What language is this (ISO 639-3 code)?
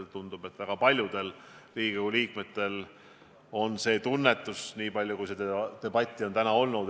est